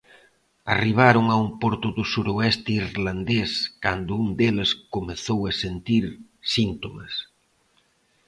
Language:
Galician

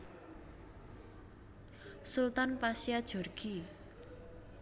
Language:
Javanese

